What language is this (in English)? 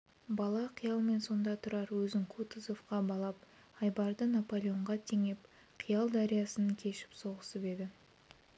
Kazakh